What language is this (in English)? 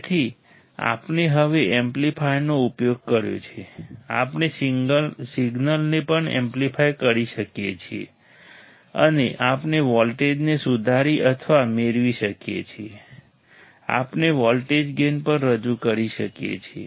Gujarati